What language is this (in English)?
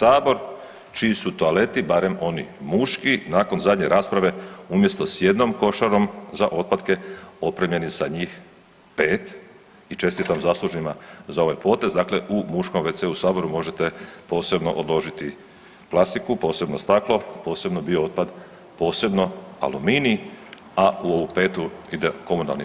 Croatian